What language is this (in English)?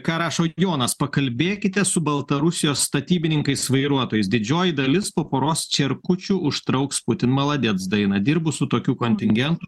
Lithuanian